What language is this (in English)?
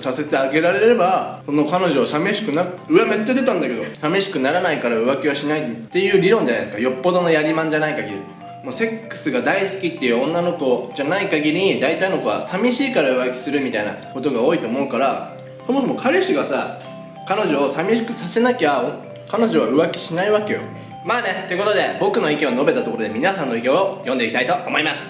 Japanese